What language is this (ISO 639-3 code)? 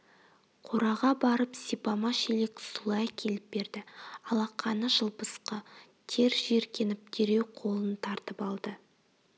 kaz